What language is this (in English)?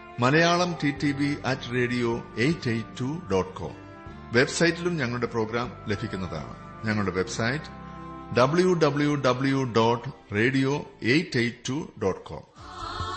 Malayalam